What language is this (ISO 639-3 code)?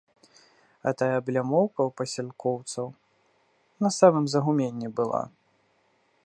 bel